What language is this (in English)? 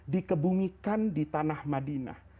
Indonesian